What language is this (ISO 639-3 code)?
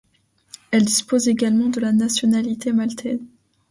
fra